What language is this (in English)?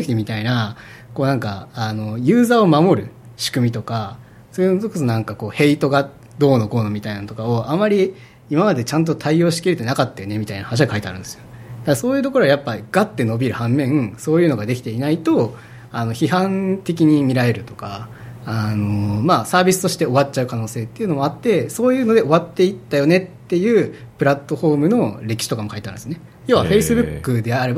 Japanese